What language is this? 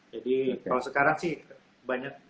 Indonesian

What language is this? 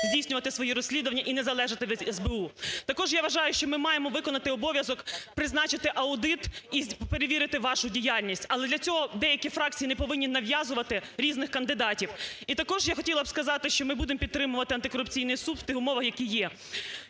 Ukrainian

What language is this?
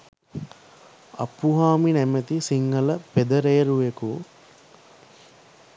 Sinhala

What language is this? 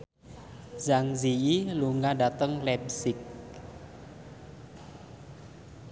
Javanese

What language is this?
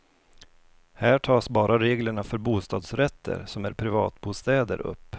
Swedish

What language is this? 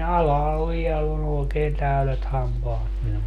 Finnish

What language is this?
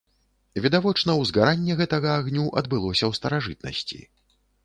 Belarusian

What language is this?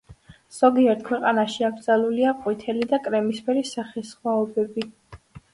Georgian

